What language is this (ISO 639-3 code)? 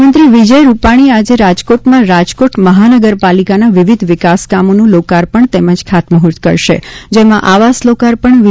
guj